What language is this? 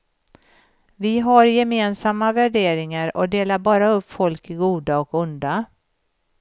Swedish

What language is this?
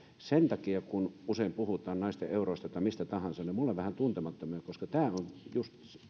Finnish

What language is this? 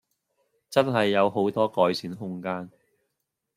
Cantonese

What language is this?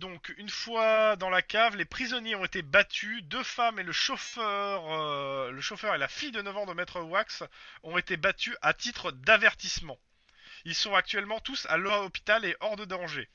French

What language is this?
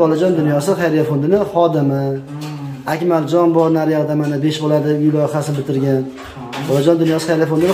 Turkish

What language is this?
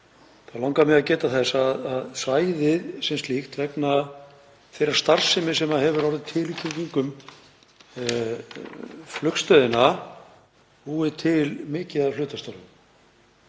Icelandic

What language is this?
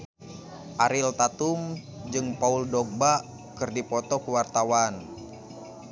Sundanese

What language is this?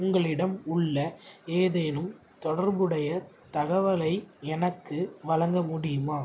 Tamil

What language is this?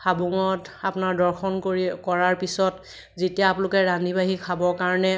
Assamese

